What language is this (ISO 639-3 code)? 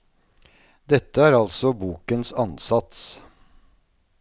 nor